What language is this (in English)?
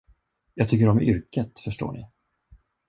Swedish